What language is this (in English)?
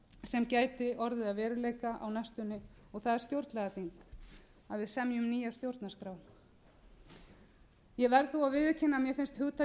Icelandic